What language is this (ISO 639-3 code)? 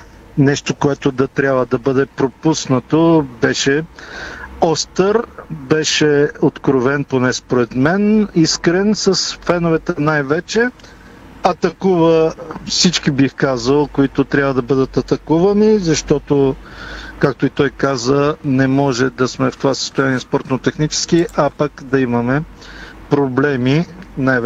bul